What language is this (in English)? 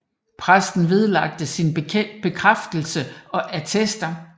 Danish